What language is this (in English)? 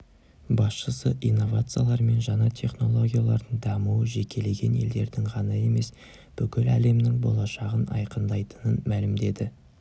Kazakh